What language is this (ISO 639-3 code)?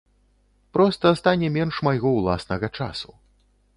bel